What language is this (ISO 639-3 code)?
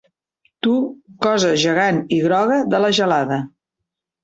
cat